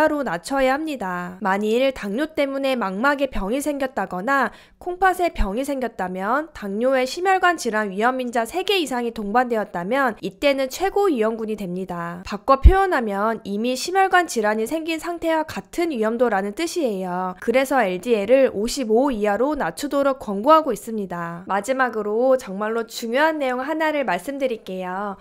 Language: Korean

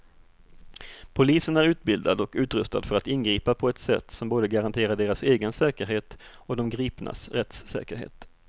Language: Swedish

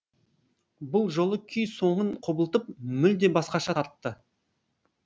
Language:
Kazakh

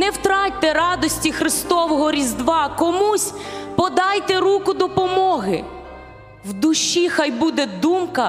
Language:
Ukrainian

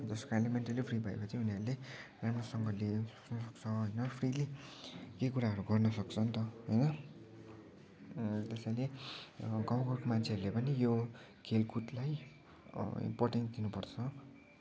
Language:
Nepali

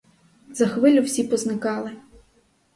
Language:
Ukrainian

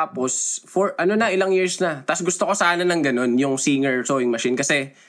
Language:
Filipino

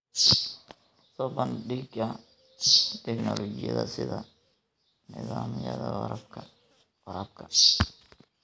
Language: Somali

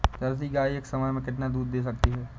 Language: Hindi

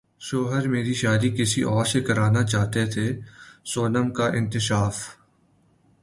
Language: Urdu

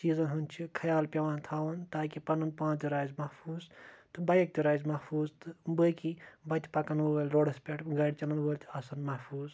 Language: Kashmiri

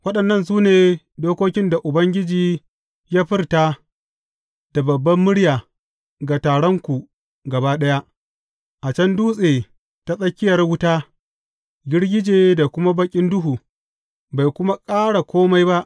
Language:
Hausa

